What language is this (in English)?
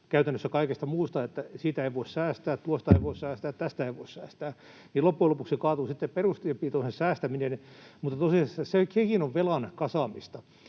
Finnish